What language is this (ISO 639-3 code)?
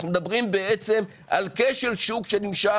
heb